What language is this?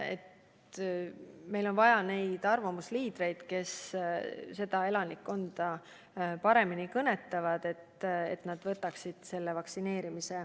Estonian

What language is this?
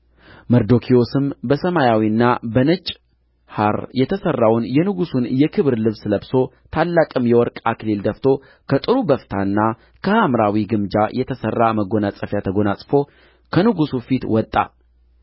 Amharic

